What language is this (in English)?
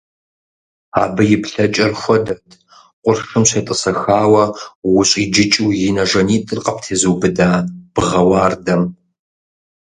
Kabardian